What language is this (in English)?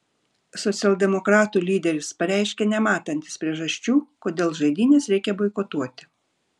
Lithuanian